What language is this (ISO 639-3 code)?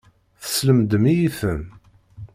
kab